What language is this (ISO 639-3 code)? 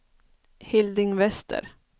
swe